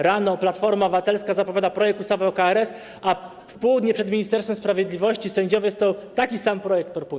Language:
Polish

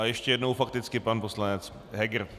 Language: Czech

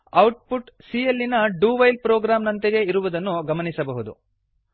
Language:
Kannada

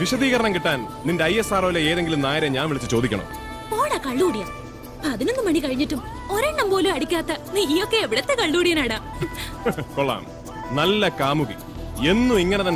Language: Malayalam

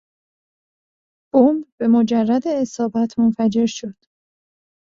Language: Persian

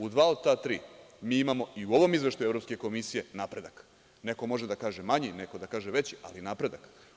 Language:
Serbian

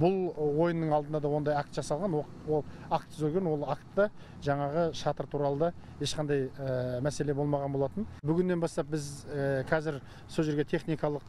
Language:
Turkish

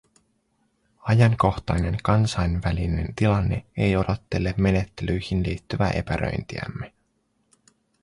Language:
Finnish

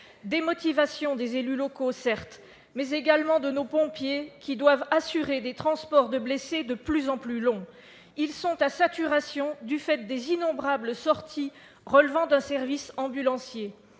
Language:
French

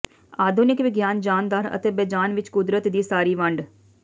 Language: Punjabi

